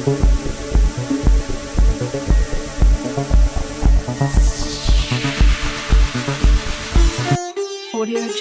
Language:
Urdu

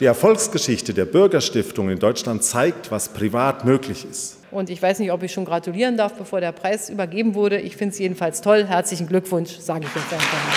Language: German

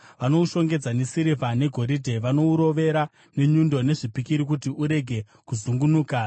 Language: Shona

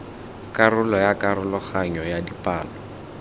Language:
Tswana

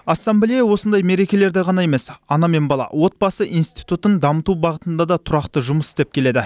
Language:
Kazakh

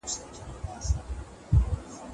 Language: Pashto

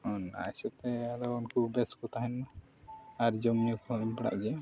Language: Santali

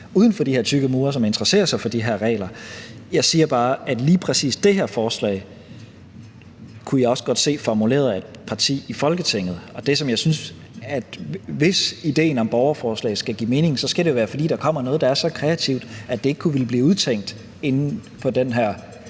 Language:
Danish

